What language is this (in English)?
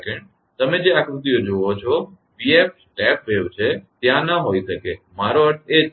Gujarati